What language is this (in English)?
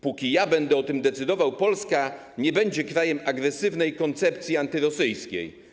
Polish